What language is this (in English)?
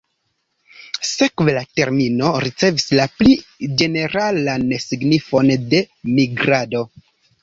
Esperanto